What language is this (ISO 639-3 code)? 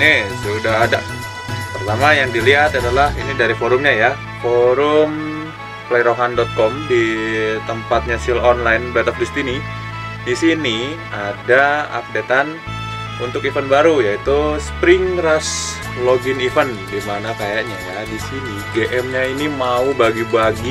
ind